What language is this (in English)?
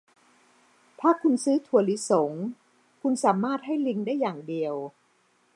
Thai